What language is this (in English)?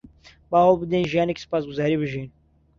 Central Kurdish